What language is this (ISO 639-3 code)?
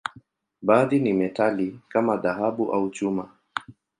swa